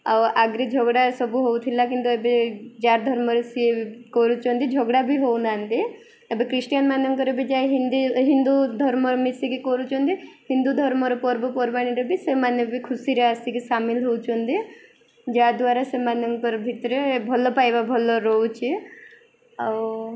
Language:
Odia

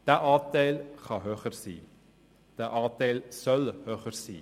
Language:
Swiss German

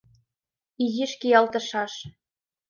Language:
Mari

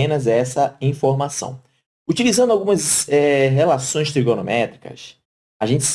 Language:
Portuguese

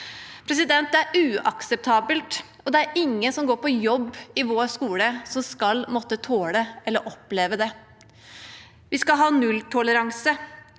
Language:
Norwegian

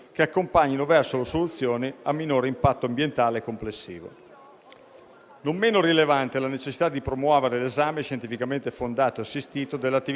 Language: Italian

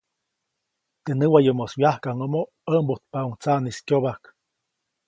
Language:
Copainalá Zoque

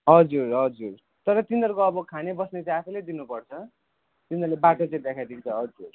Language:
Nepali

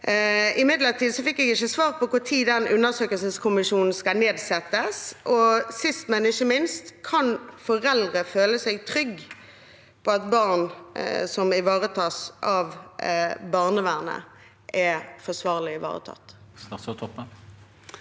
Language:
Norwegian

